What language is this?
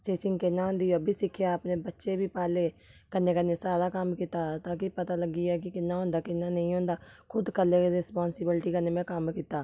Dogri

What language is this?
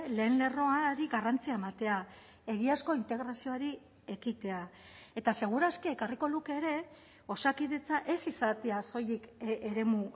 Basque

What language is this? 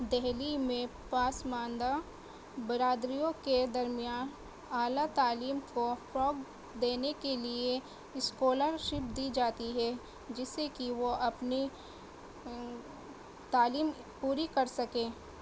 Urdu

